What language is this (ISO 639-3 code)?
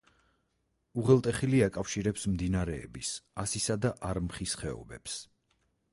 kat